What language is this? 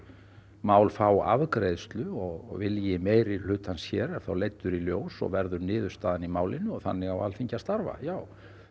Icelandic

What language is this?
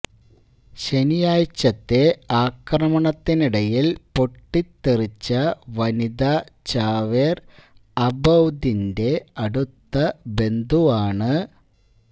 Malayalam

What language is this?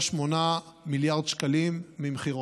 Hebrew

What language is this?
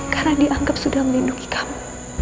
Indonesian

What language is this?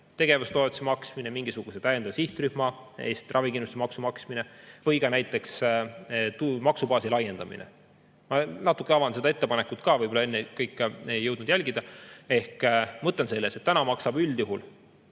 Estonian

